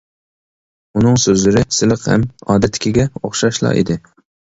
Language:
Uyghur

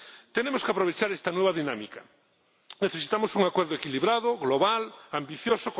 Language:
Spanish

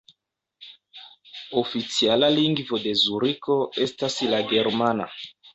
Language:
Esperanto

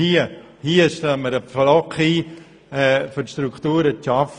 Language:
Swiss German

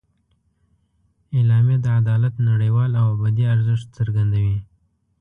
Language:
Pashto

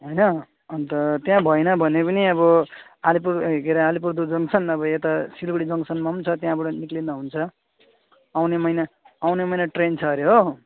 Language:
Nepali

